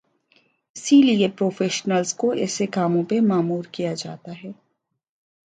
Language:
Urdu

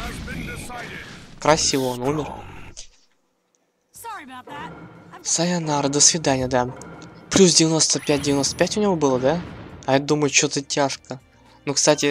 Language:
Russian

